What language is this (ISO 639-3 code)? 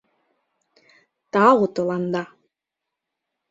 chm